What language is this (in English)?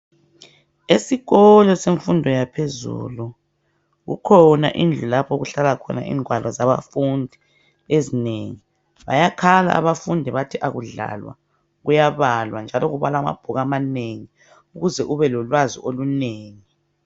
North Ndebele